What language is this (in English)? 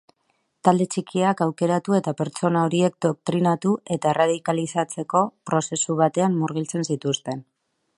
Basque